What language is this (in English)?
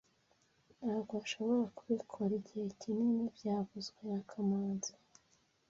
Kinyarwanda